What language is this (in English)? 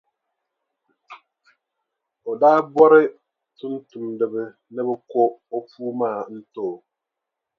Dagbani